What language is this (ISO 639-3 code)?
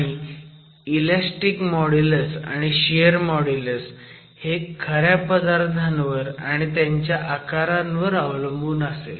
mar